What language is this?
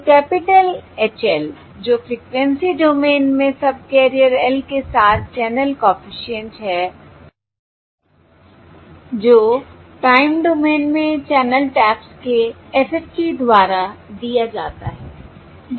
Hindi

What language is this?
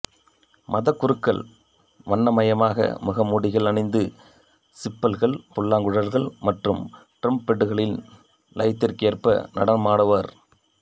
Tamil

